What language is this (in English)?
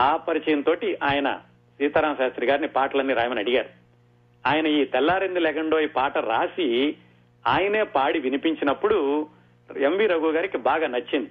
Telugu